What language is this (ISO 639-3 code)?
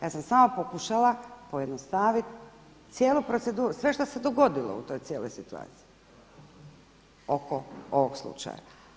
hrv